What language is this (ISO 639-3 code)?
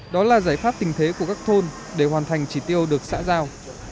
vie